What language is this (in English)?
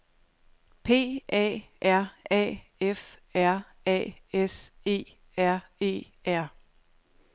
Danish